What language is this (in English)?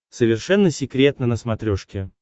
Russian